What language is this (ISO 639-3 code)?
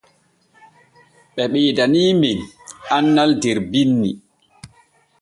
fue